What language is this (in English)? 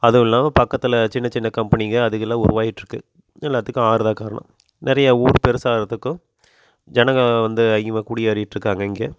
Tamil